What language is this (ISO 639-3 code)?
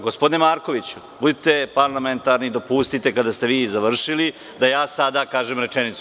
srp